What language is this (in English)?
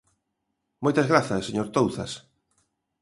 Galician